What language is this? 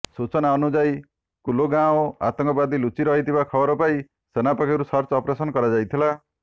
Odia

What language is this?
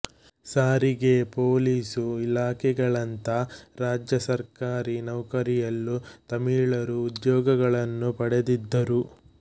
Kannada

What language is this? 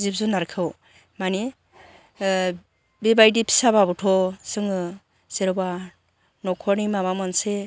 Bodo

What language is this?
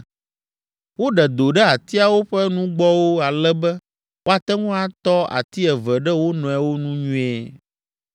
Ewe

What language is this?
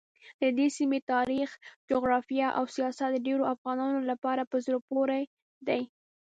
Pashto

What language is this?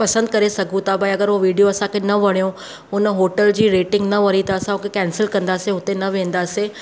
Sindhi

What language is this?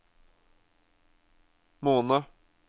Norwegian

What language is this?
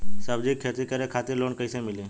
Bhojpuri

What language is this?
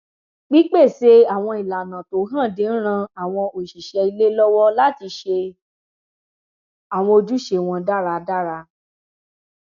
Yoruba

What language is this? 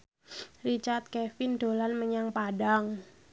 Javanese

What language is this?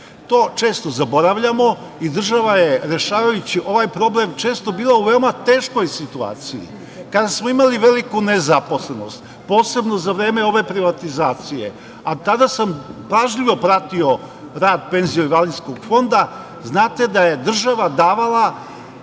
Serbian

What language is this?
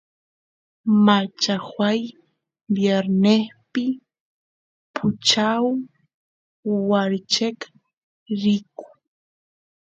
Santiago del Estero Quichua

